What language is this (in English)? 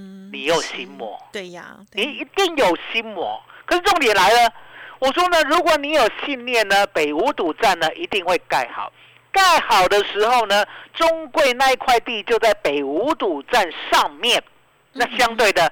Chinese